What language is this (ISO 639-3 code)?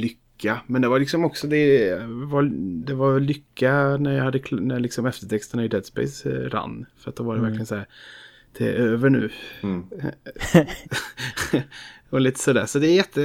swe